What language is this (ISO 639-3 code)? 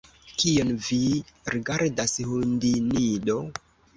epo